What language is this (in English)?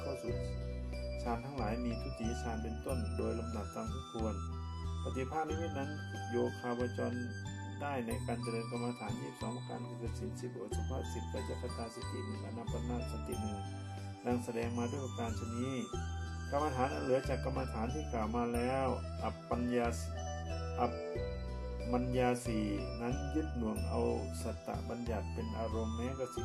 Thai